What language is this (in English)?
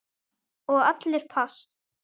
Icelandic